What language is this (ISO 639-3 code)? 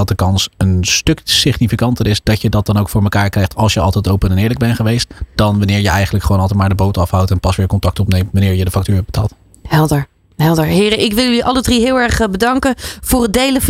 nld